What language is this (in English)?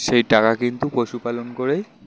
Bangla